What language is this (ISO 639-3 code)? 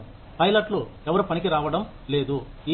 tel